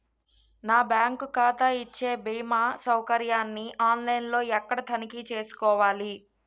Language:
Telugu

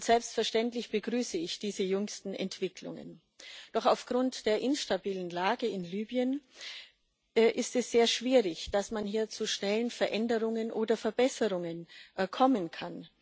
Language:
German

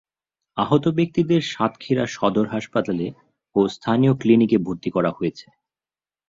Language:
Bangla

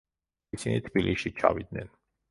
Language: Georgian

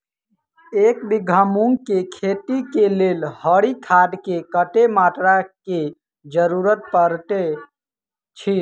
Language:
Maithili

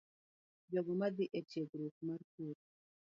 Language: Luo (Kenya and Tanzania)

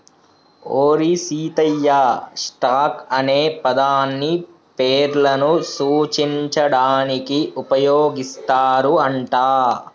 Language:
Telugu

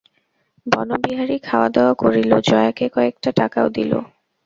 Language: Bangla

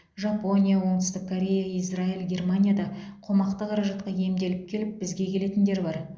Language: Kazakh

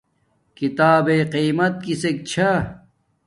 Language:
Domaaki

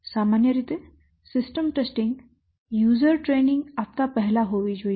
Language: Gujarati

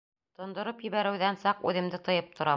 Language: Bashkir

